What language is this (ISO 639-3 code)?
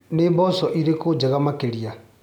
kik